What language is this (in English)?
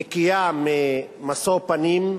Hebrew